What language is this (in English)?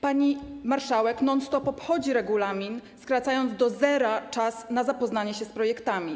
Polish